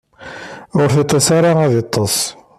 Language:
Kabyle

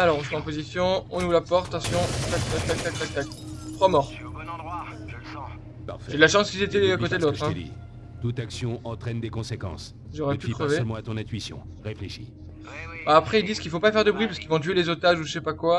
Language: French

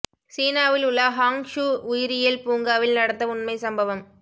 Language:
Tamil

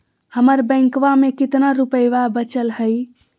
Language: Magahi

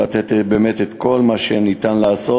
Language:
Hebrew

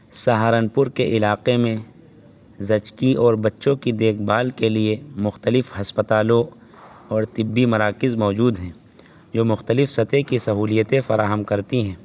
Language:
Urdu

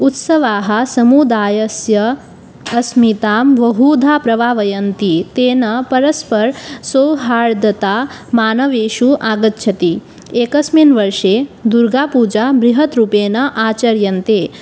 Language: Sanskrit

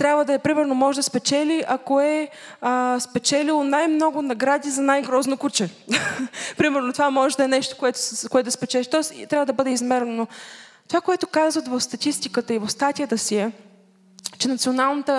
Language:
Bulgarian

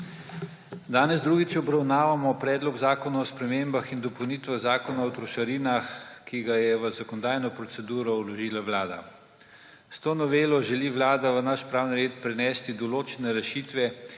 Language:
Slovenian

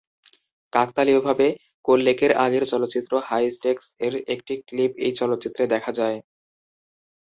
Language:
Bangla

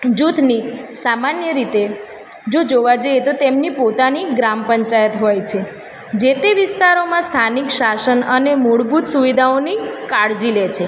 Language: Gujarati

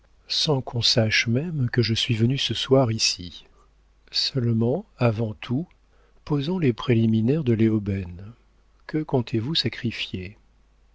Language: French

